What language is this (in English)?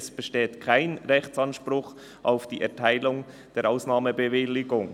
Swiss German